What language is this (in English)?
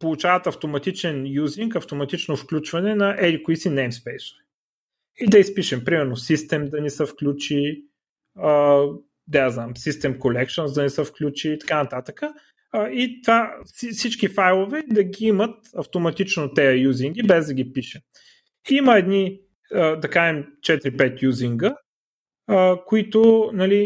Bulgarian